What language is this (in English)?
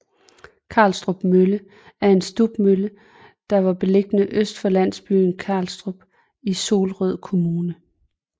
Danish